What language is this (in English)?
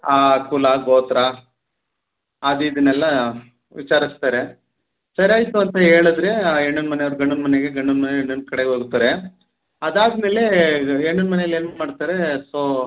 Kannada